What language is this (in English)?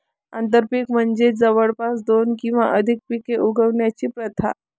Marathi